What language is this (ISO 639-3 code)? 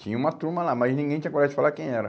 por